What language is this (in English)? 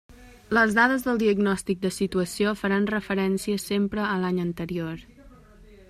Catalan